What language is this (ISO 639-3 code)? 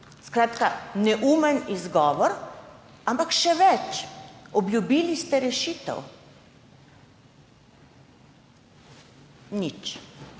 slv